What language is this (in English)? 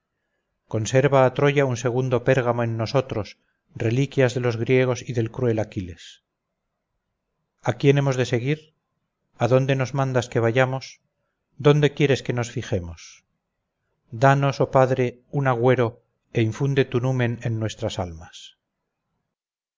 Spanish